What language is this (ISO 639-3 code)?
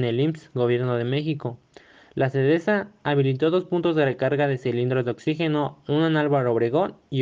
spa